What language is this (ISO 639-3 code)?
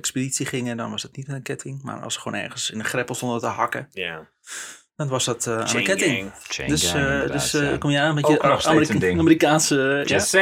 nld